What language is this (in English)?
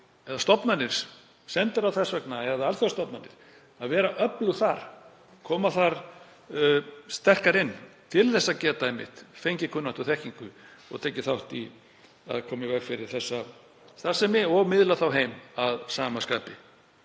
Icelandic